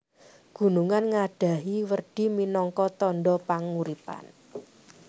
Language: Javanese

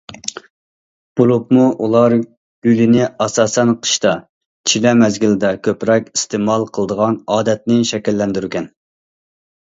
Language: Uyghur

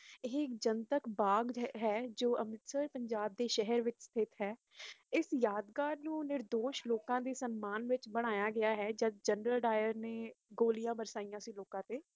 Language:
Punjabi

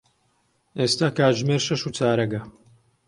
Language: Central Kurdish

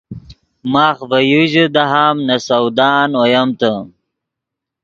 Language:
Yidgha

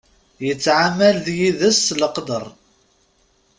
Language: Kabyle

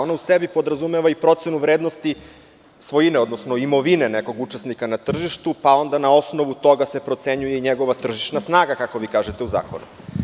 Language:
Serbian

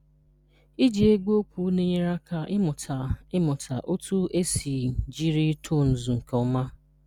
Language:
Igbo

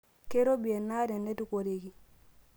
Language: Masai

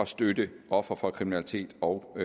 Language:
Danish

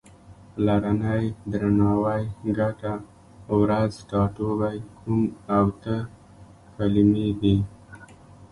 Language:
Pashto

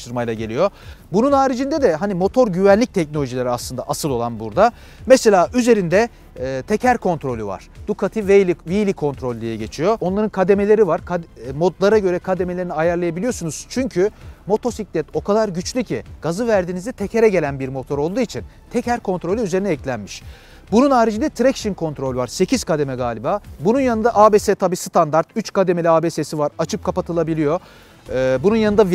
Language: Turkish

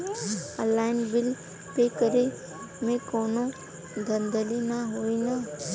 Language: Bhojpuri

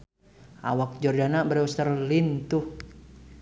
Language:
Sundanese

